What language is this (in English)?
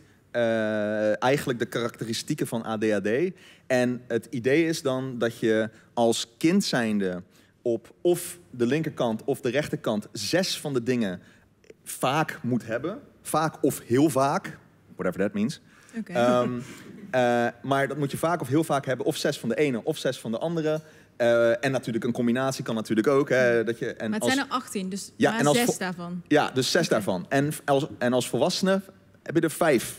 Dutch